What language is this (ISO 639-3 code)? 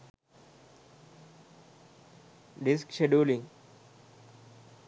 sin